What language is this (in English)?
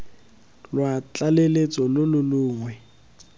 Tswana